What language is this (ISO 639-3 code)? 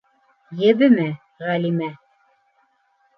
bak